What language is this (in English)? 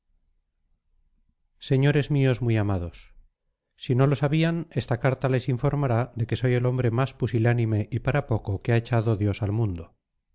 Spanish